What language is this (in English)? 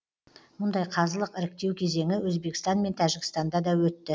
Kazakh